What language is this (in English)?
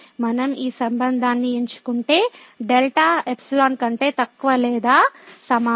Telugu